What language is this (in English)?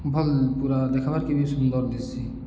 Odia